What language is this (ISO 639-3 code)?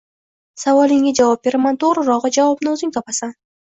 uzb